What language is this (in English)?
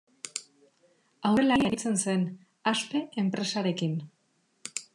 Basque